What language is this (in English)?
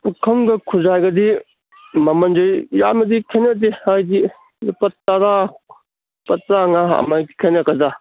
Manipuri